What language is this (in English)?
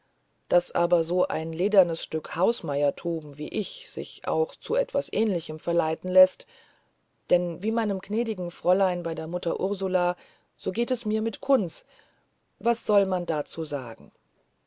German